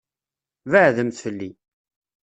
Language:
Kabyle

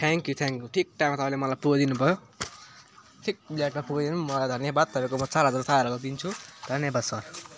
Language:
Nepali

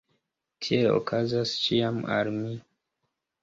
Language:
Esperanto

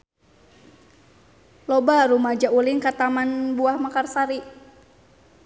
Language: Sundanese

